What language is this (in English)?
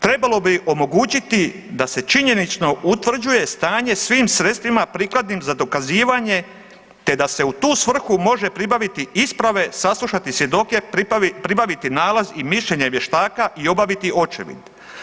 Croatian